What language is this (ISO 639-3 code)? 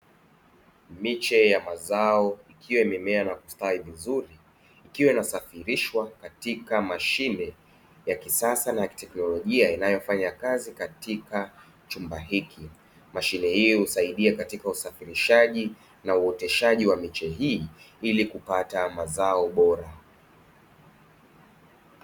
swa